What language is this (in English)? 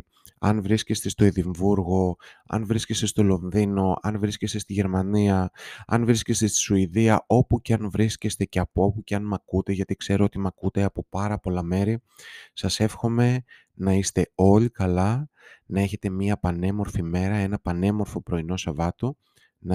Greek